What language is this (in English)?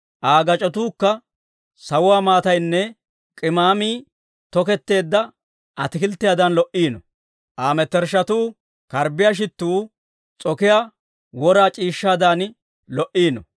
Dawro